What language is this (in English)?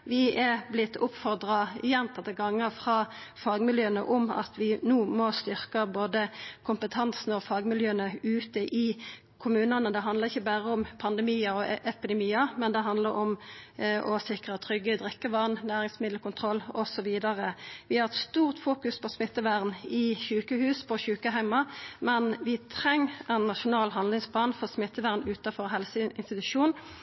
Norwegian Nynorsk